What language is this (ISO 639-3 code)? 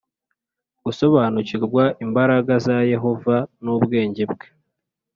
kin